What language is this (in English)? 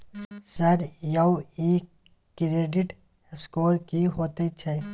Maithili